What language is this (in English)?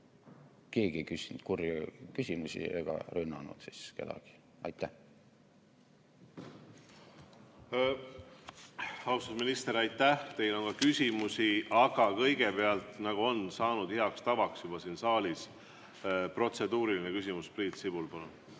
Estonian